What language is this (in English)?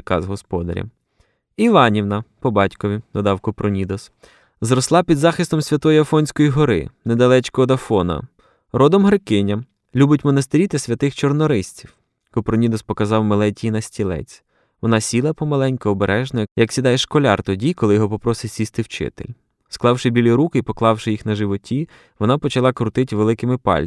Ukrainian